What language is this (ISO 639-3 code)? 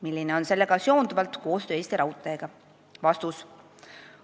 est